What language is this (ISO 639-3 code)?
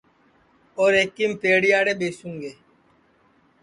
ssi